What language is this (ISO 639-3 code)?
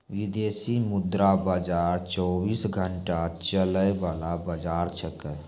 mai